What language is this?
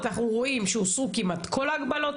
Hebrew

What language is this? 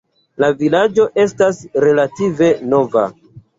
Esperanto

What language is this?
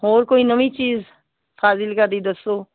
Punjabi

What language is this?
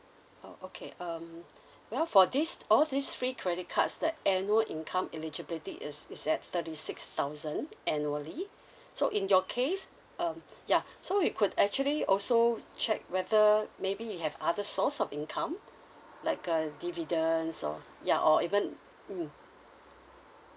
English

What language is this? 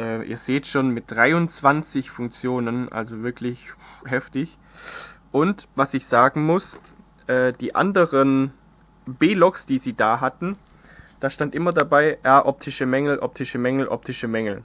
German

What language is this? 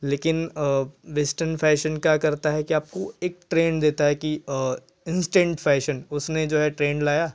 Hindi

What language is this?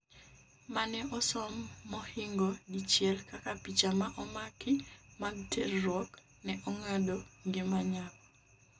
Luo (Kenya and Tanzania)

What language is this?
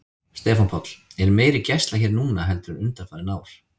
Icelandic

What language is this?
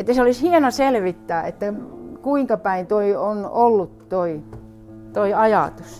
Finnish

